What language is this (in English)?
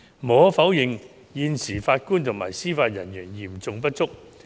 Cantonese